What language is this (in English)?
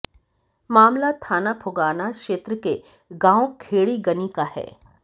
Hindi